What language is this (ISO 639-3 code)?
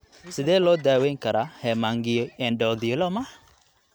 som